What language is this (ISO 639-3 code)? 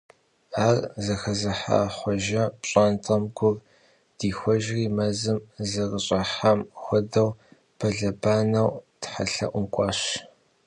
kbd